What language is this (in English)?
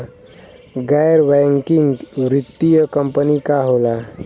Bhojpuri